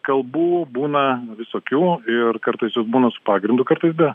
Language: Lithuanian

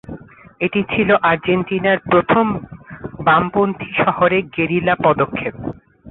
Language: Bangla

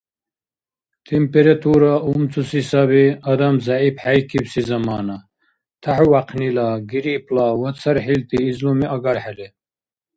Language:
Dargwa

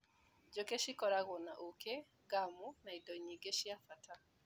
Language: Kikuyu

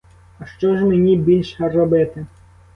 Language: Ukrainian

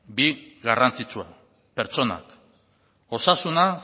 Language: Basque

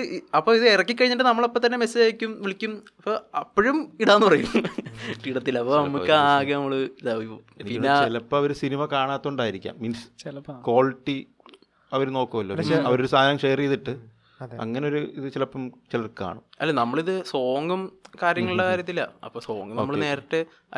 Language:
Malayalam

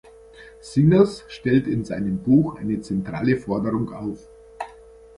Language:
German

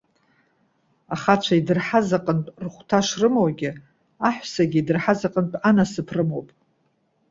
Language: Abkhazian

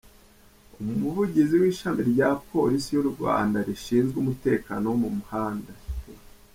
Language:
Kinyarwanda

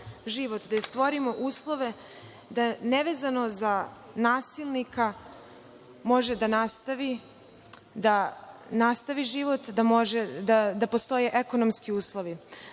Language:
Serbian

